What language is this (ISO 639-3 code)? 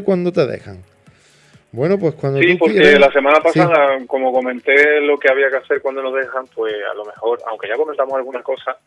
spa